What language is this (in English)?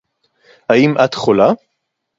Hebrew